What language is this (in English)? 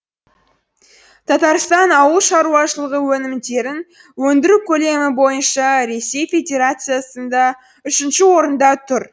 Kazakh